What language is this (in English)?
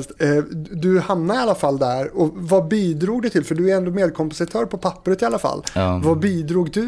Swedish